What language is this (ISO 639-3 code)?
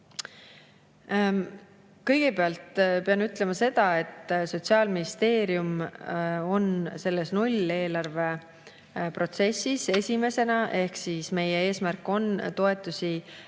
est